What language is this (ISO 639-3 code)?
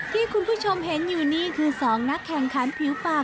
tha